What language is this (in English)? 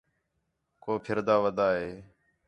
Khetrani